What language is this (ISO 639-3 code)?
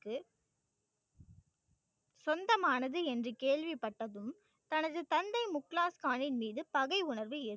tam